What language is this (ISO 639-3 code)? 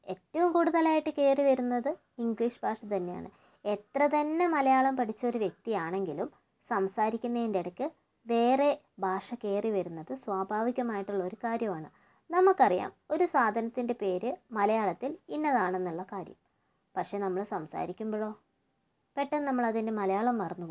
mal